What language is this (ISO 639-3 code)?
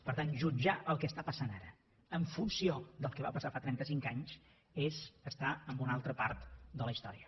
cat